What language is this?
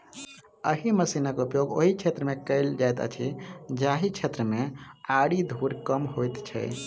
Maithili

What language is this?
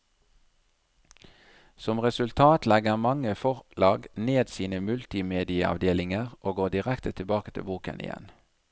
Norwegian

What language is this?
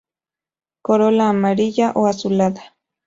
Spanish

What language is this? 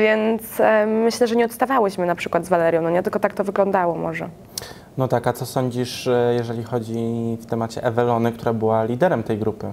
Polish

